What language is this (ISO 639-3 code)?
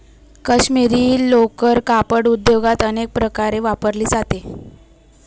mar